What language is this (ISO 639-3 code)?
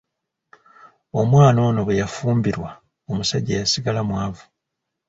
lug